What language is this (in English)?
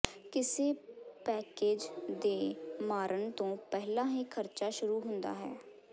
Punjabi